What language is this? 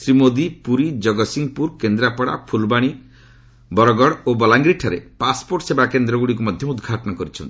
Odia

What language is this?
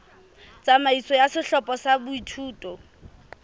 Southern Sotho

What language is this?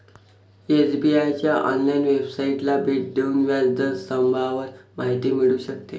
Marathi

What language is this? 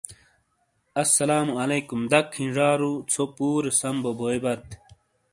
Shina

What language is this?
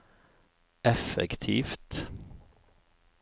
Norwegian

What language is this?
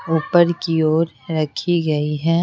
Hindi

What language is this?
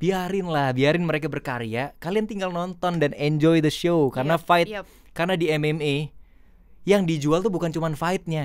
Indonesian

